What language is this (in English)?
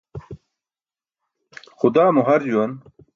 Burushaski